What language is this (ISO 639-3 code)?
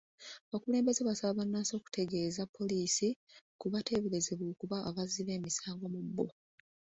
lug